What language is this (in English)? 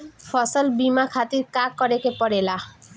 Bhojpuri